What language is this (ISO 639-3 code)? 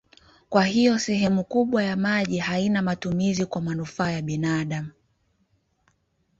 swa